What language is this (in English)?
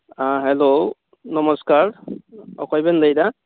Santali